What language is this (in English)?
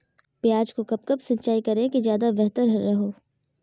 Magahi